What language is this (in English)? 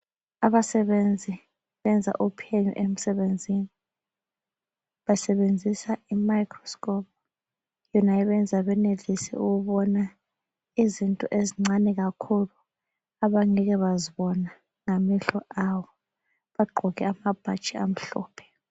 North Ndebele